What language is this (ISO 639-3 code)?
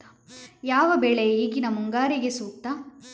kan